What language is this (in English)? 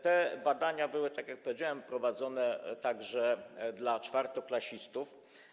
Polish